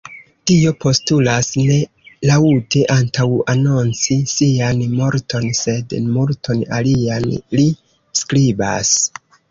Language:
Esperanto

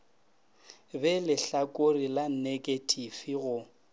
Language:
Northern Sotho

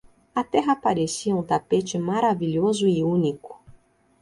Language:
Portuguese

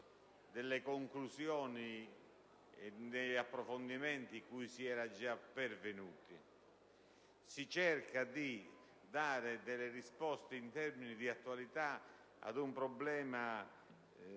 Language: Italian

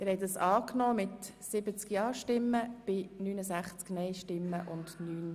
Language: Swiss German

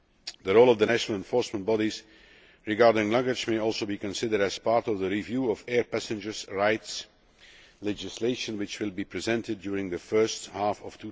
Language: English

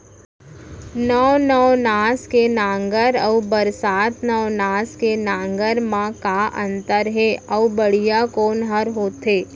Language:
Chhattisgarhi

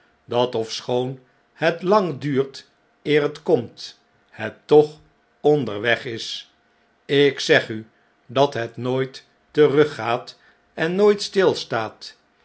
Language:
Dutch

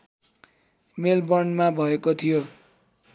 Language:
Nepali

